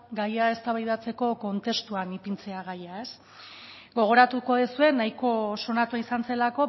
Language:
Basque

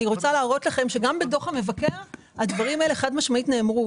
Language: Hebrew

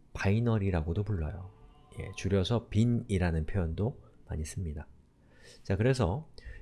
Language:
Korean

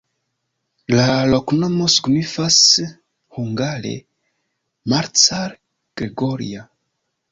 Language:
Esperanto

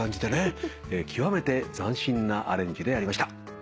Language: Japanese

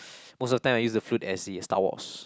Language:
English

